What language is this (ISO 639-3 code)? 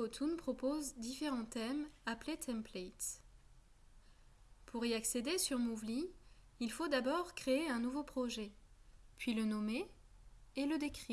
fra